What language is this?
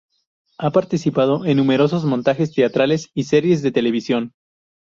Spanish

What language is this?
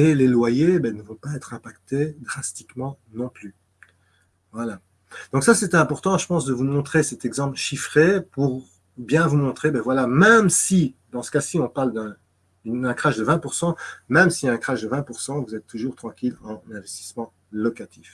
French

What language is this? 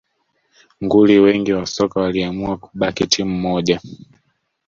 Swahili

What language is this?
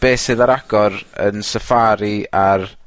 Welsh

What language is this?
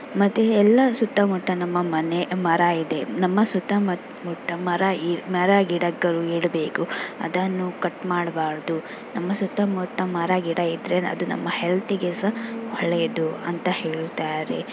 Kannada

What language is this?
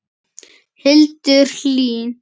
Icelandic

